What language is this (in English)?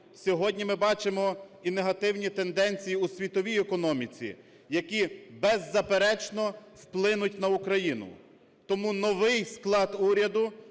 Ukrainian